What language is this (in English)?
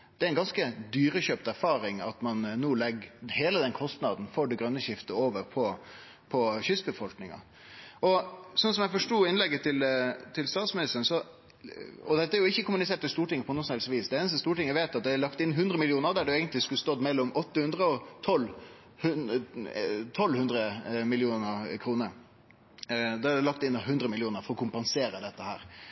Norwegian Nynorsk